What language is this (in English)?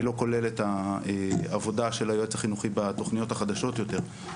Hebrew